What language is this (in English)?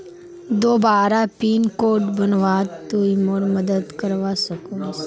Magahi